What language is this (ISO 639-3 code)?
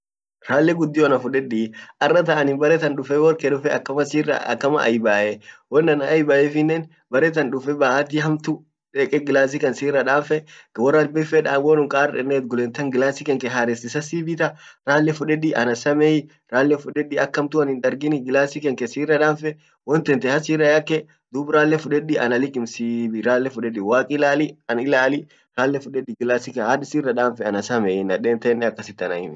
orc